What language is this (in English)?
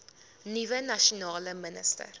Afrikaans